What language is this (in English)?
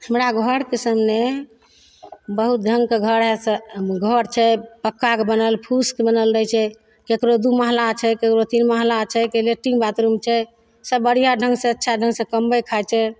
Maithili